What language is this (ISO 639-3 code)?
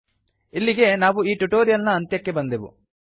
kan